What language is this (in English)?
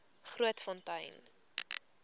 Afrikaans